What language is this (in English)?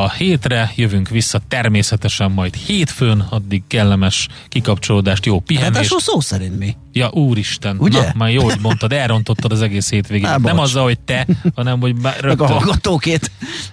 Hungarian